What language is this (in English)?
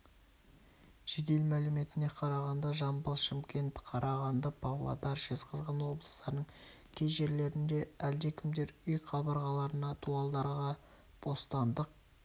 Kazakh